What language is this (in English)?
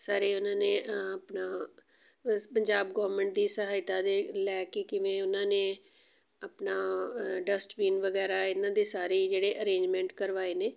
Punjabi